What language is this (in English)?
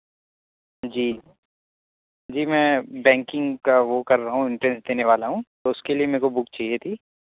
Urdu